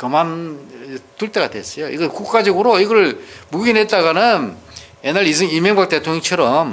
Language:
Korean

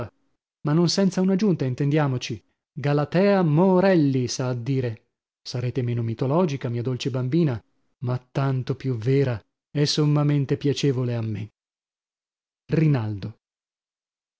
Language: Italian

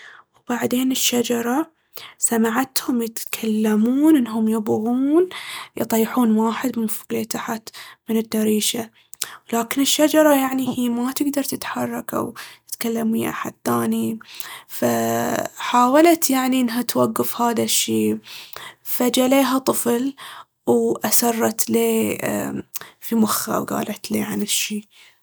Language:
Baharna Arabic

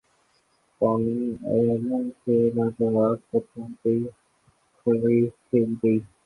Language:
Urdu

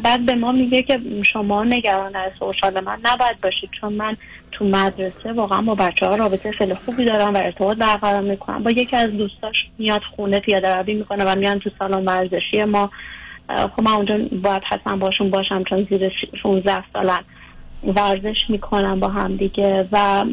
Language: Persian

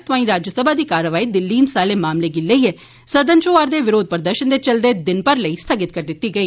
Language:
Dogri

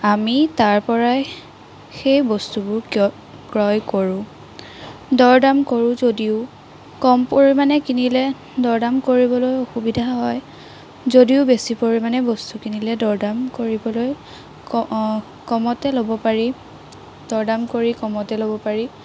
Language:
Assamese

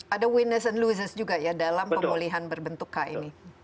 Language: Indonesian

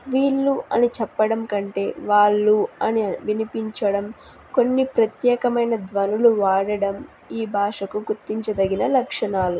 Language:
Telugu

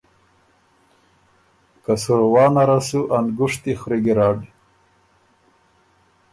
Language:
Ormuri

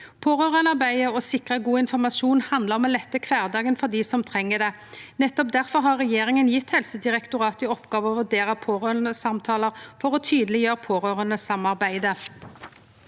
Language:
Norwegian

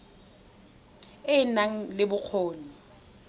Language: Tswana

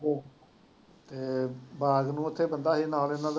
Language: Punjabi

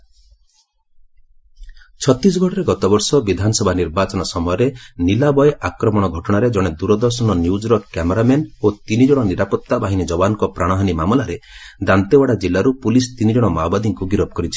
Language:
Odia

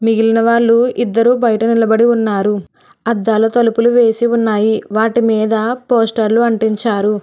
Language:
Telugu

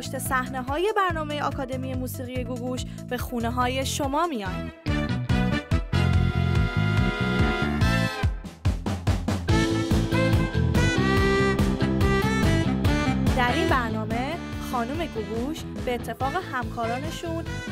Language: Persian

